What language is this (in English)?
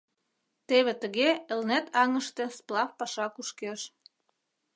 Mari